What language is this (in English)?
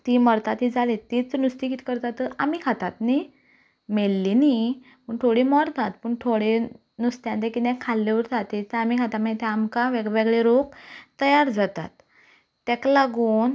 Konkani